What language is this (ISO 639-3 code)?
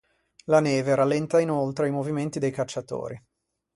ita